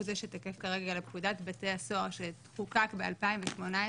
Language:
Hebrew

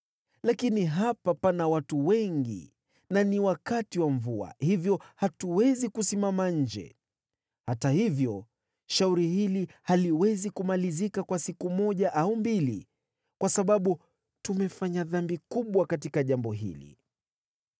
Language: Swahili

